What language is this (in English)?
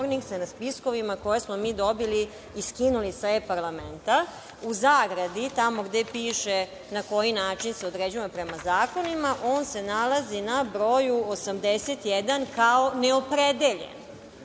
Serbian